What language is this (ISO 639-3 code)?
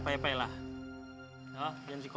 ind